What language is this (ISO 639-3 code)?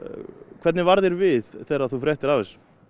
isl